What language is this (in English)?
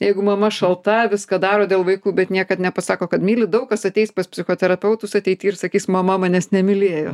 Lithuanian